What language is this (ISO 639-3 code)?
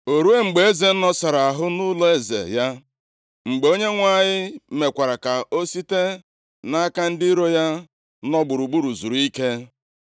ibo